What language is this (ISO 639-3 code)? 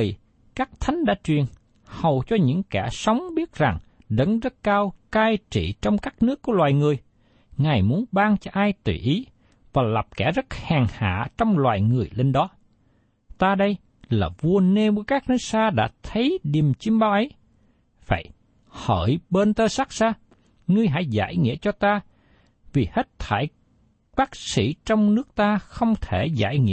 vie